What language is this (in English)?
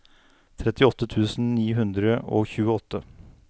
Norwegian